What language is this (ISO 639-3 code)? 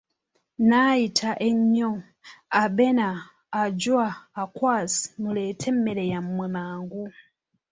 lug